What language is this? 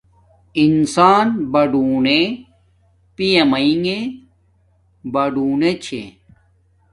Domaaki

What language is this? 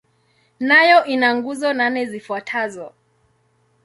Swahili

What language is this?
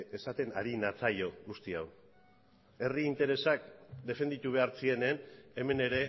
Basque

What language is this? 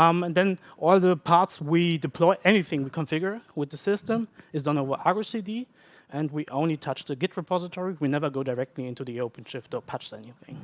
English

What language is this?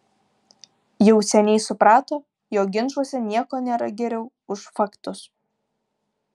Lithuanian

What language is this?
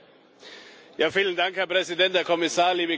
German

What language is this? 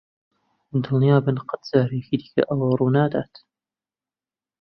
Central Kurdish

